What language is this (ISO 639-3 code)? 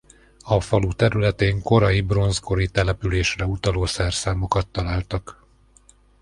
hun